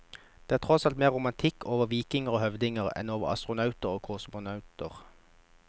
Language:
Norwegian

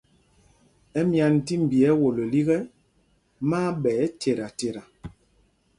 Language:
Mpumpong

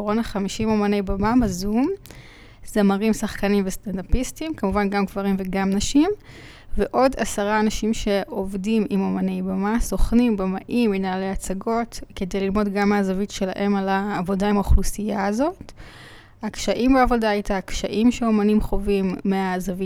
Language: Hebrew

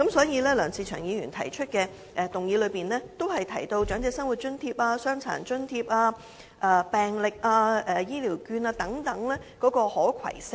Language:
Cantonese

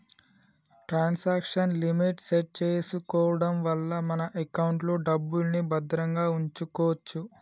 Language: Telugu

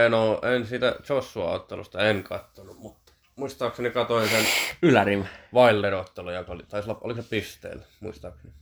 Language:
Finnish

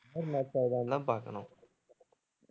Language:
Tamil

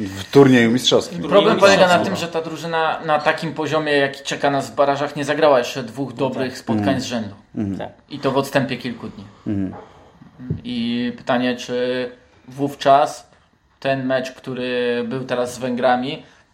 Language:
Polish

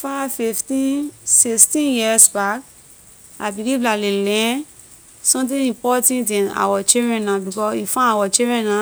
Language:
Liberian English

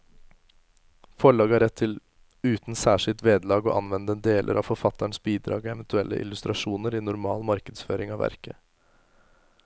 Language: Norwegian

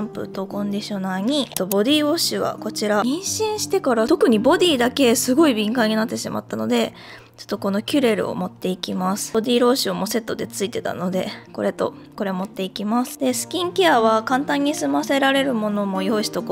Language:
Japanese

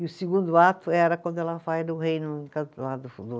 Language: Portuguese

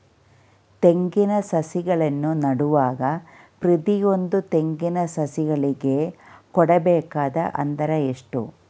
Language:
Kannada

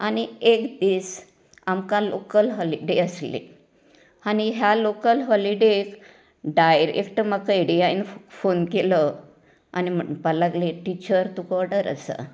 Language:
Konkani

